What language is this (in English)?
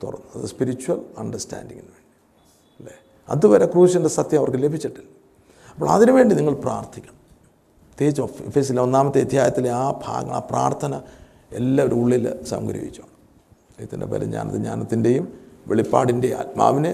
Malayalam